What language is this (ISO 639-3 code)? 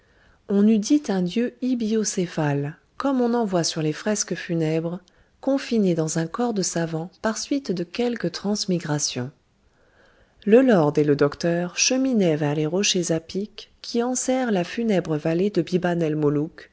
fra